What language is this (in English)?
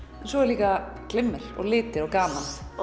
Icelandic